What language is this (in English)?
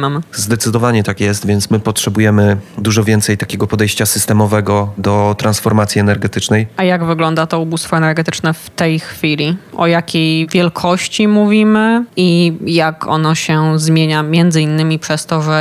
Polish